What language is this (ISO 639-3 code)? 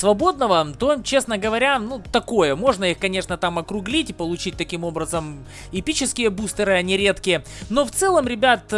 rus